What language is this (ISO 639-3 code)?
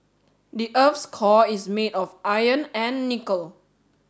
eng